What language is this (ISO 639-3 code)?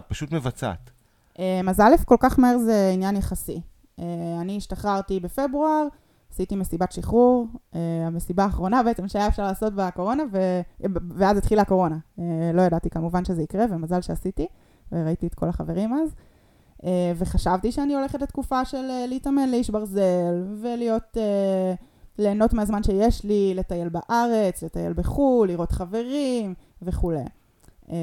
heb